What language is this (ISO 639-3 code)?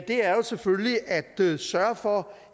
dan